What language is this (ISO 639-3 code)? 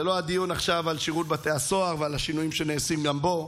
heb